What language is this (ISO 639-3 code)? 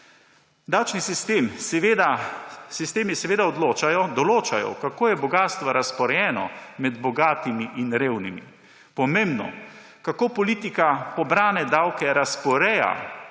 slv